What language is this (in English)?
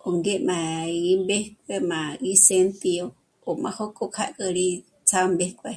Michoacán Mazahua